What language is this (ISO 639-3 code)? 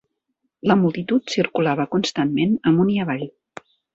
cat